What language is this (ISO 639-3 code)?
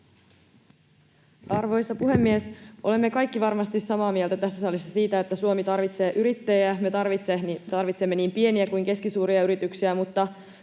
fin